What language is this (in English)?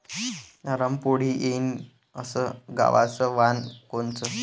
Marathi